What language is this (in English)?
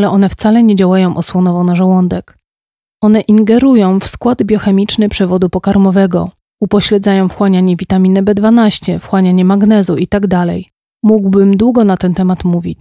Polish